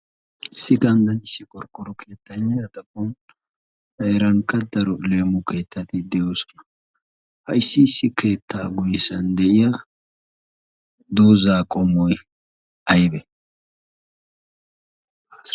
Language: Wolaytta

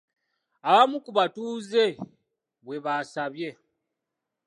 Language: Ganda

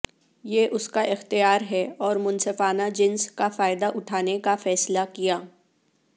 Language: Urdu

